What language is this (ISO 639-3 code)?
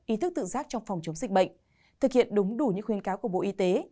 vie